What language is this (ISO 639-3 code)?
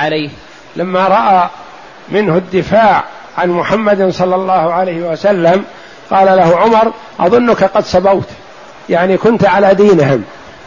ara